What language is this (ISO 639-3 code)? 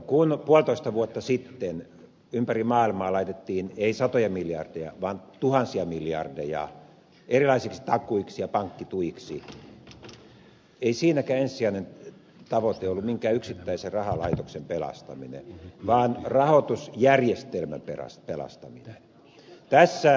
fin